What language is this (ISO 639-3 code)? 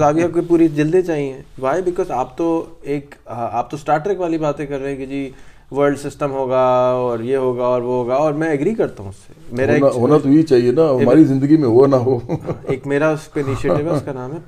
urd